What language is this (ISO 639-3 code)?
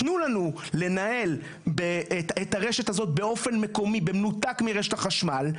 heb